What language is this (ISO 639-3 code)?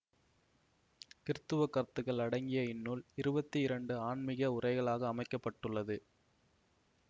tam